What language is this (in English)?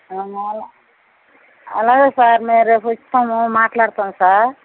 Telugu